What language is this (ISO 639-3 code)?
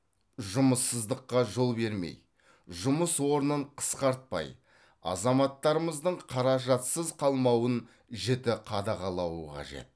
kaz